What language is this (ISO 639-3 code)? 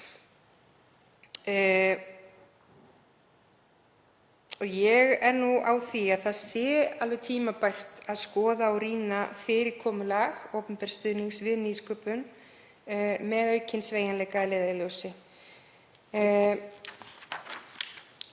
isl